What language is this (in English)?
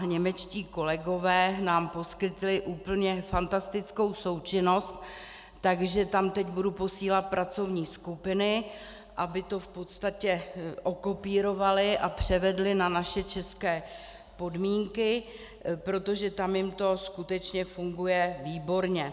Czech